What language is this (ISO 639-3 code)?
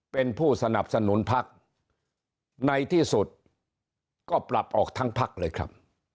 tha